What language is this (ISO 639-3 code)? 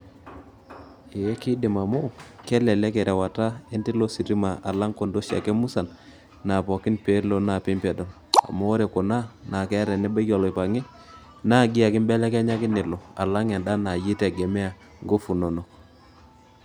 mas